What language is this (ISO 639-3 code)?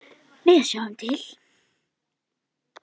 isl